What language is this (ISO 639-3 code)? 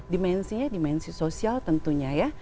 ind